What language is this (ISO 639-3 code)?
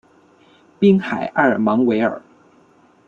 zho